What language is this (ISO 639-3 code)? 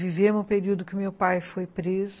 por